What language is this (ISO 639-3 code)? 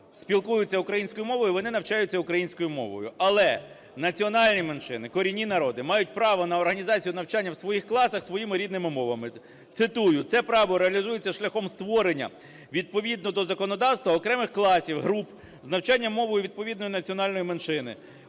ukr